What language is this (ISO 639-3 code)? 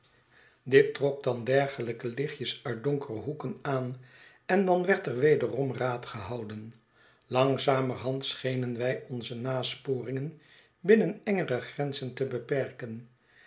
nld